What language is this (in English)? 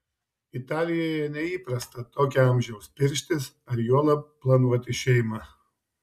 Lithuanian